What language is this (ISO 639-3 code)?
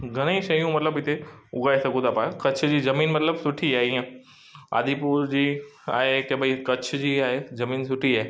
snd